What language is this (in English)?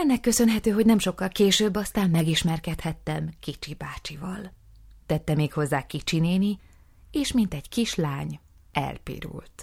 Hungarian